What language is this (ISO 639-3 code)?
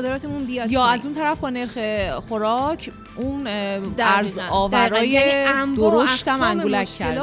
fas